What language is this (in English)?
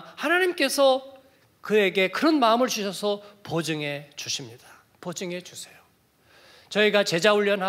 Korean